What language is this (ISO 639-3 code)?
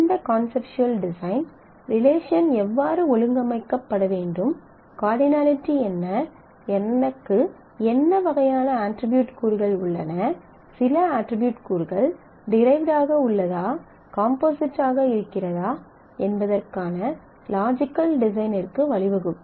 tam